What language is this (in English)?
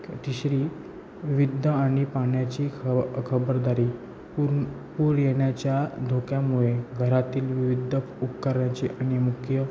Marathi